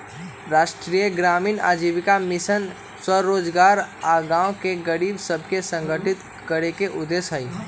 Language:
Magahi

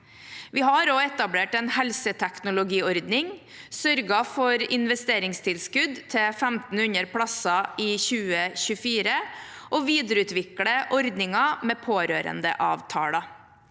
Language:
Norwegian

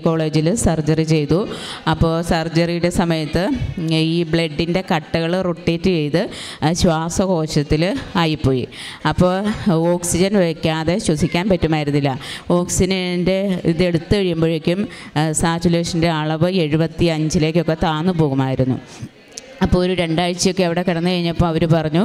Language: Malayalam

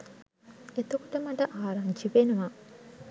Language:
Sinhala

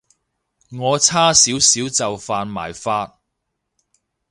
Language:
Cantonese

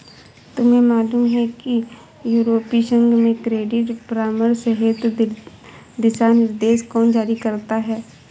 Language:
Hindi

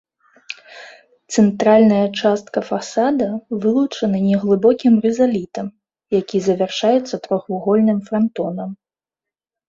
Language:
Belarusian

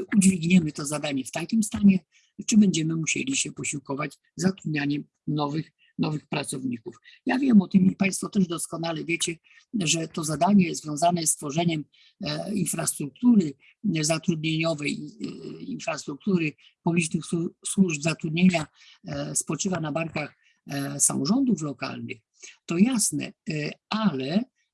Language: Polish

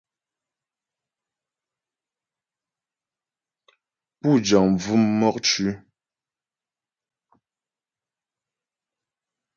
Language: Ghomala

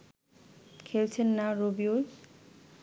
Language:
Bangla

